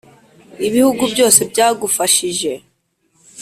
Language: Kinyarwanda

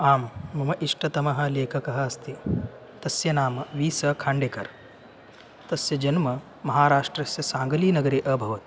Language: Sanskrit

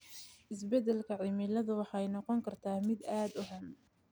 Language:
Somali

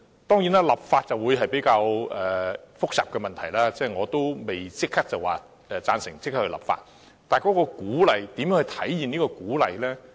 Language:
Cantonese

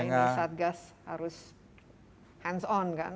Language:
Indonesian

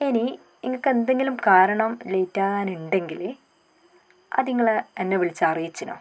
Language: Malayalam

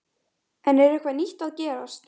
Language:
Icelandic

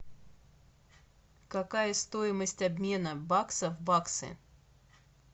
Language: Russian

